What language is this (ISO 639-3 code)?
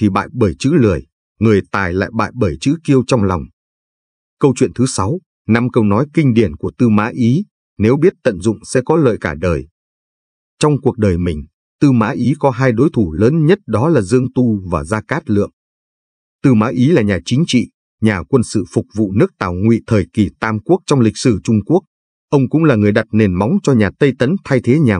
vie